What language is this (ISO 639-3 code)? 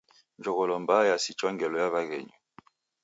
dav